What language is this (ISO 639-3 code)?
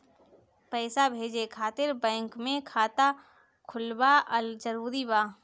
bho